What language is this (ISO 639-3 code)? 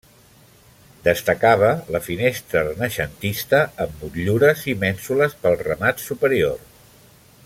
cat